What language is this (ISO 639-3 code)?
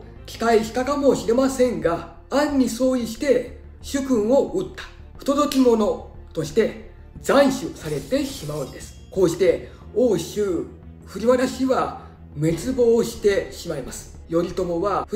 jpn